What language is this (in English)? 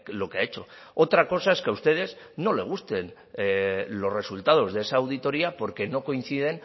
Spanish